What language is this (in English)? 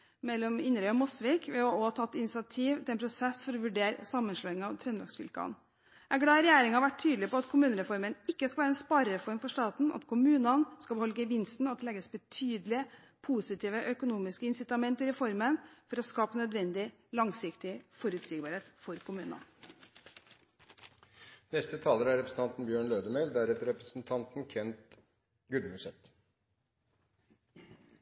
Norwegian